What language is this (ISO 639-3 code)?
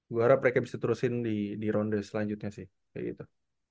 ind